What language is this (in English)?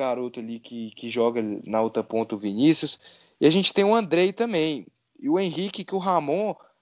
Portuguese